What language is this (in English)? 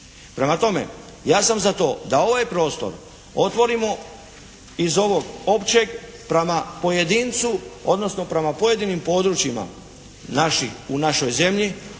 Croatian